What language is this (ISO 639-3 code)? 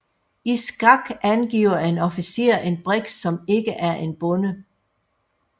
dan